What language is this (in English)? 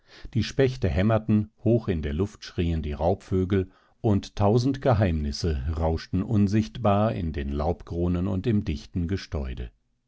German